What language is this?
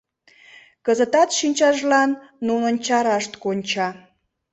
Mari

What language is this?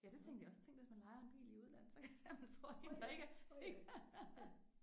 Danish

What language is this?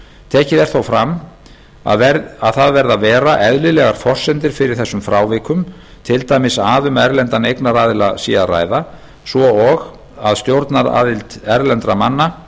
Icelandic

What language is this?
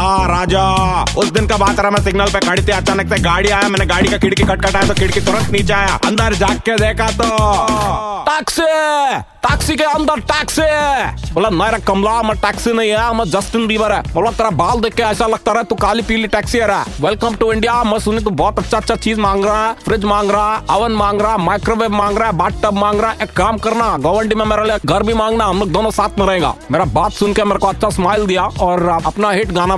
Hindi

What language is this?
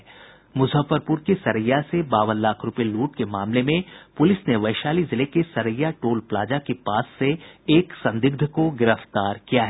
Hindi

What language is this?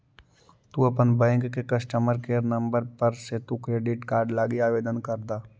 Magahi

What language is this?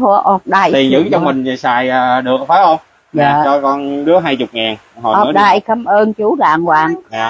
Vietnamese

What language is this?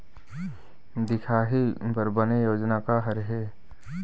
Chhattisgarhi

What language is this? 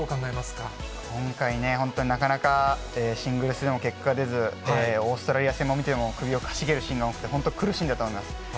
Japanese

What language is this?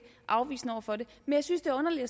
Danish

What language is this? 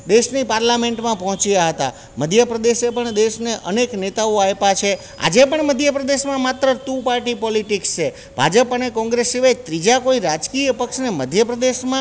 Gujarati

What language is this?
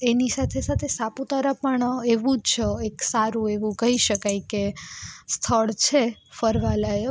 Gujarati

